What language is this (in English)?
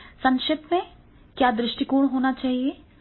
Hindi